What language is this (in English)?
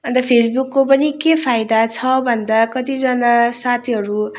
Nepali